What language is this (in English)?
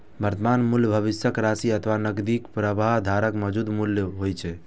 Maithili